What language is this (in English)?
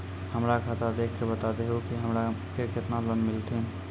Maithili